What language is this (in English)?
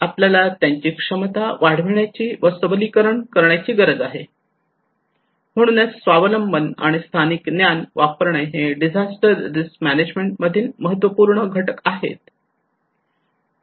Marathi